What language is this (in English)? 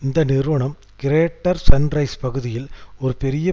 Tamil